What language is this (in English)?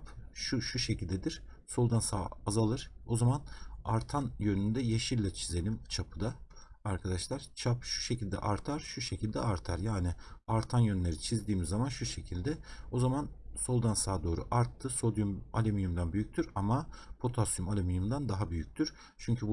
Turkish